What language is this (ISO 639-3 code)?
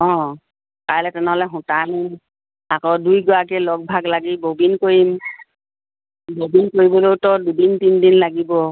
asm